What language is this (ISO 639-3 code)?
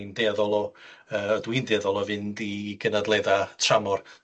cym